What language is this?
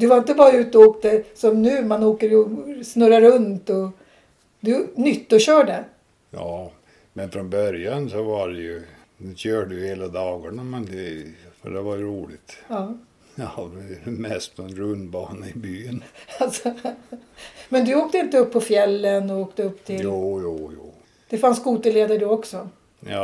Swedish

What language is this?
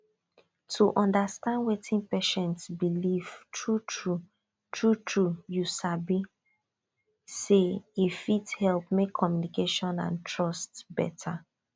Nigerian Pidgin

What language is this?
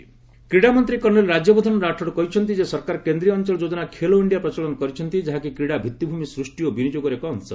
Odia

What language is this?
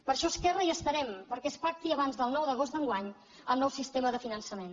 Catalan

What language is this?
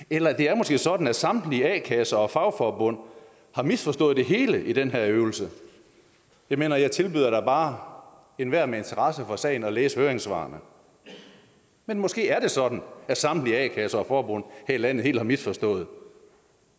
Danish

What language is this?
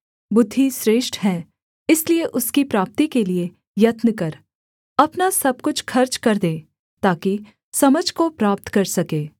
Hindi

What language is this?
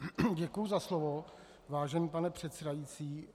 Czech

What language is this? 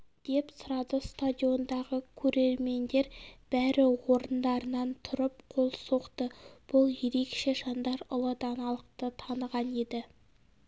Kazakh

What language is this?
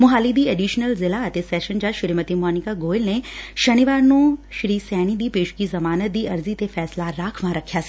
Punjabi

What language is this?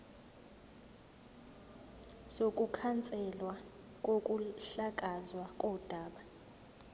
Zulu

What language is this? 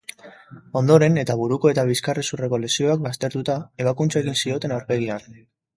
Basque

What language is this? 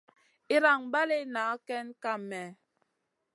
Masana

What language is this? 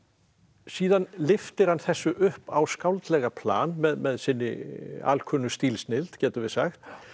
Icelandic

